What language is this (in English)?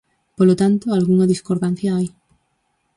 Galician